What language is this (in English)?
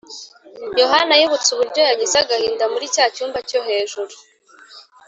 Kinyarwanda